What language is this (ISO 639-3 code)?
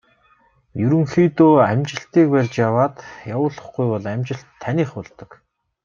mon